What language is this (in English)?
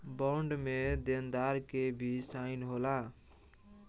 Bhojpuri